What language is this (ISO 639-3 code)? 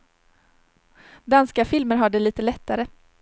swe